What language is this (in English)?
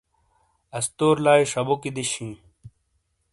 Shina